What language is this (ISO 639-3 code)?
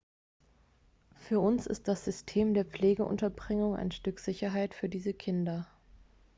deu